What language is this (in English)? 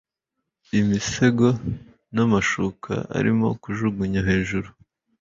Kinyarwanda